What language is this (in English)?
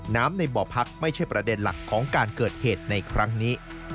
Thai